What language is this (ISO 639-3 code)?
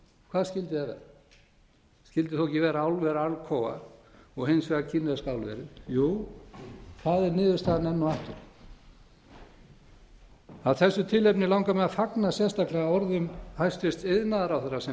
isl